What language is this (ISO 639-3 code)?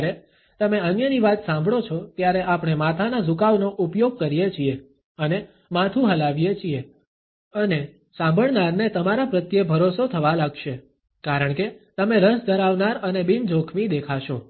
guj